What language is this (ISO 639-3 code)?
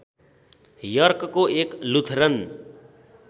nep